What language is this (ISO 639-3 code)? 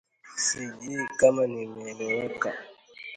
swa